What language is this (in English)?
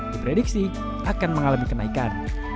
Indonesian